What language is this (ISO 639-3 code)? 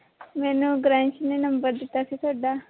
pan